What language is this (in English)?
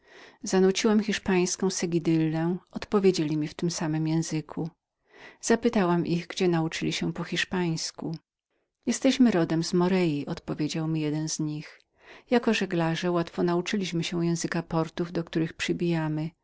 Polish